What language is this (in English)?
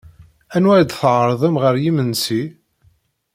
Kabyle